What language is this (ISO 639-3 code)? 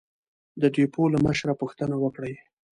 pus